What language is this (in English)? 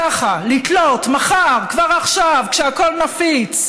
Hebrew